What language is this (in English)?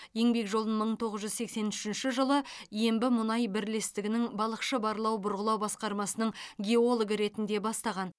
Kazakh